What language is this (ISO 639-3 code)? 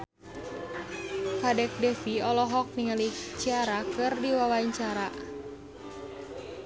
sun